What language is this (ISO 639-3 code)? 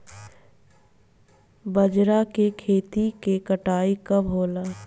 bho